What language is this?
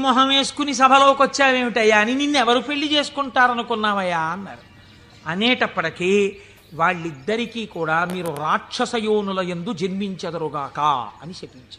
Telugu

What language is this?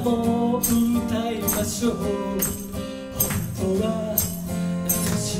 Japanese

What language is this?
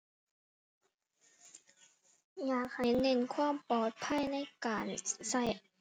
Thai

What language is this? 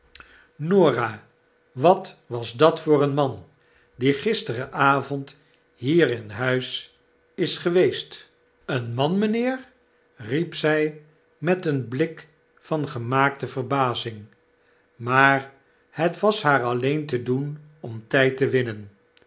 Dutch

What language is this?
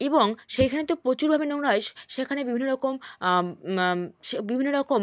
Bangla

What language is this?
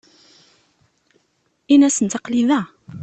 Kabyle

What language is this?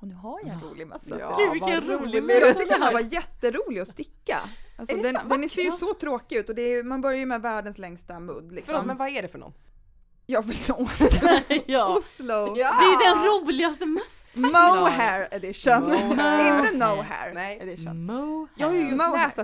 Swedish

